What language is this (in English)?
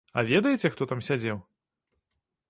Belarusian